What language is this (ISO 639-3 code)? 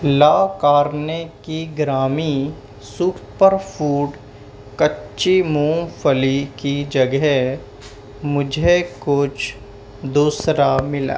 urd